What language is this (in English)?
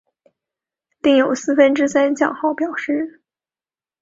Chinese